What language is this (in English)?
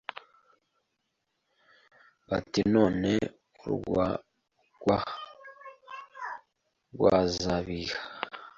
Kinyarwanda